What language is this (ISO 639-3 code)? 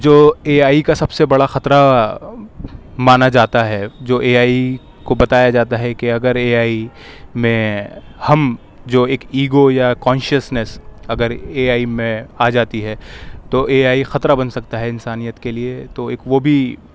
urd